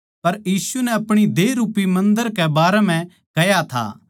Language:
Haryanvi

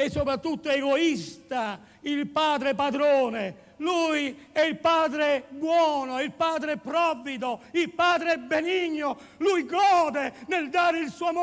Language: Italian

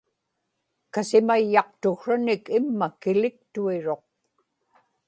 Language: Inupiaq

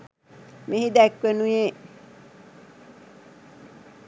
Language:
Sinhala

